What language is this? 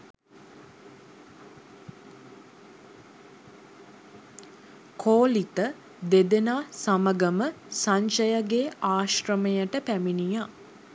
Sinhala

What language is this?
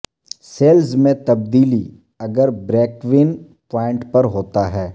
Urdu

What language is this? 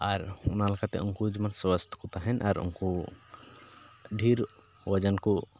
Santali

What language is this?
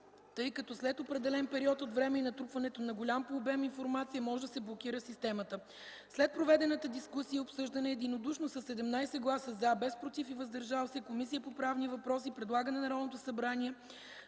Bulgarian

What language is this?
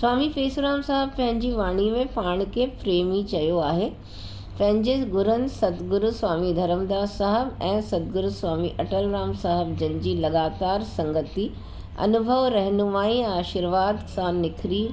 Sindhi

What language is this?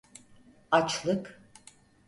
Turkish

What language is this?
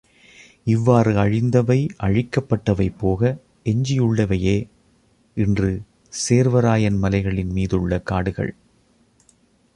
Tamil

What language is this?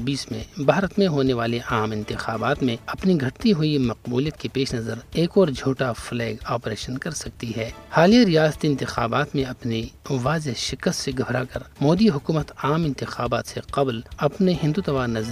Urdu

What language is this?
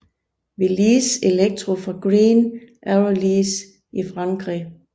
Danish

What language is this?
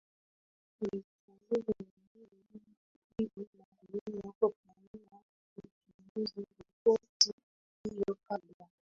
Swahili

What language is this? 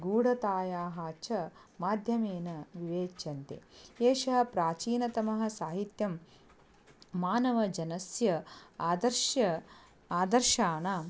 Sanskrit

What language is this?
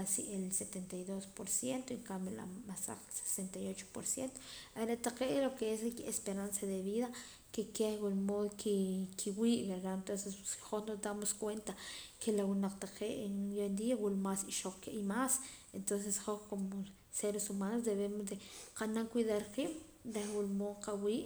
Poqomam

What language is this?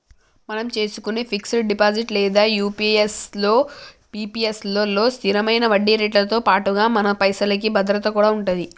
Telugu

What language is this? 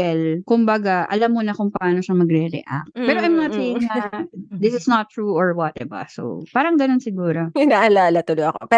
Filipino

